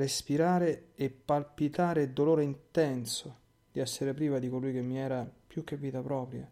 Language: Italian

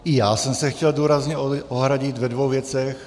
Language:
Czech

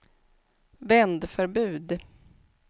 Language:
Swedish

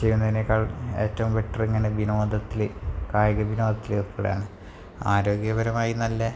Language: Malayalam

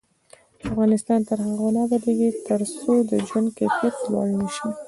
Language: Pashto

